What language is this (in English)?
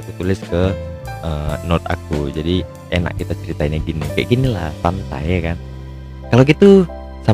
Indonesian